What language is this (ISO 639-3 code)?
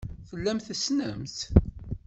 kab